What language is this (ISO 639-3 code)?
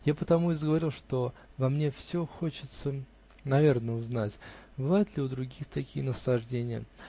rus